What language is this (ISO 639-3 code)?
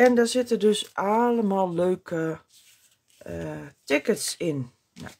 nld